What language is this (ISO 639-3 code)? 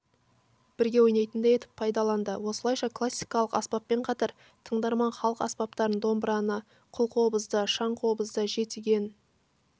kaz